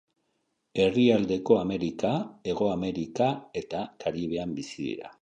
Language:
Basque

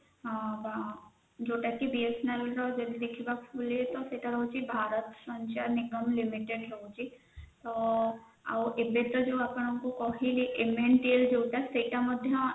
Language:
Odia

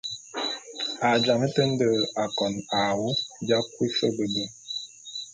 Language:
Bulu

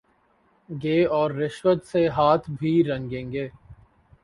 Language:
Urdu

